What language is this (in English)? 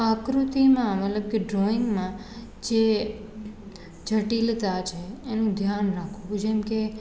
Gujarati